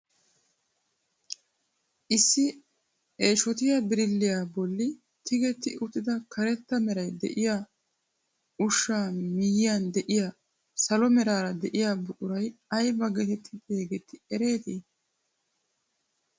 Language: Wolaytta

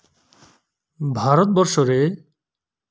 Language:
Santali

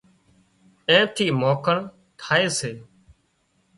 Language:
Wadiyara Koli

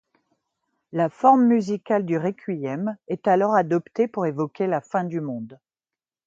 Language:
French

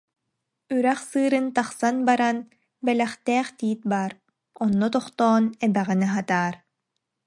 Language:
Yakut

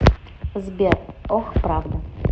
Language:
Russian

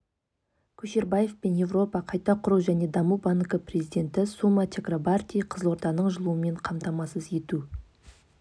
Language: Kazakh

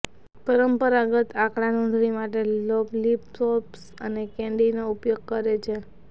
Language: Gujarati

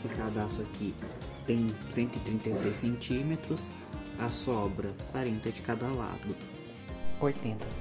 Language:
Portuguese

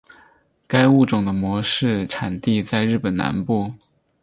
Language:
Chinese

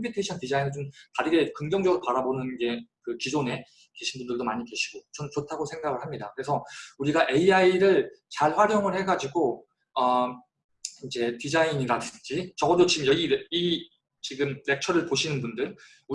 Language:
Korean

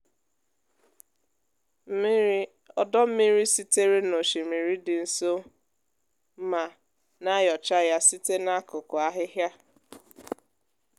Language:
Igbo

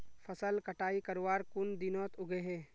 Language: Magahi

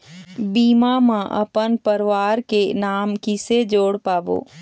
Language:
Chhattisgarhi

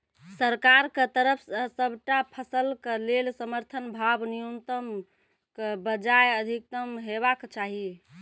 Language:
Maithili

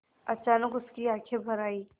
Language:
Hindi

